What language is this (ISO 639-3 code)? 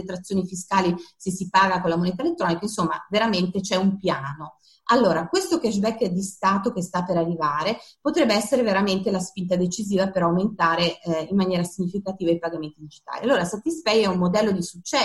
ita